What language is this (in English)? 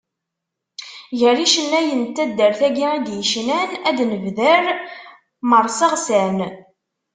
Kabyle